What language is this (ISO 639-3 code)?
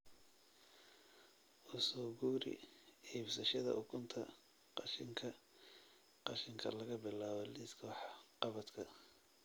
som